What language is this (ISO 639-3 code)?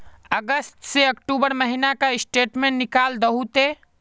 mag